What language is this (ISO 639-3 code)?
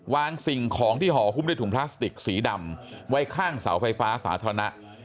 tha